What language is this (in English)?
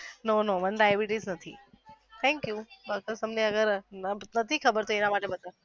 Gujarati